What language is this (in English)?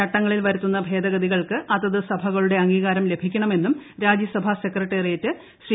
Malayalam